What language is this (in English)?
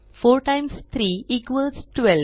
Marathi